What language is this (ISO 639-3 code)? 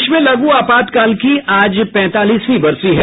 hin